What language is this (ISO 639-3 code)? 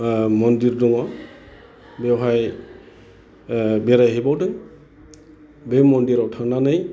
brx